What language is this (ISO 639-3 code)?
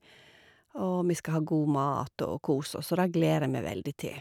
nor